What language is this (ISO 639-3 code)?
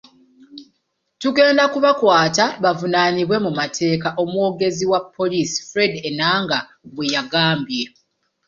lug